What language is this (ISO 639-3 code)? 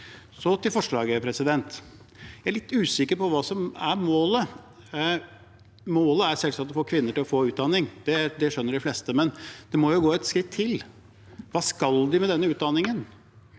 nor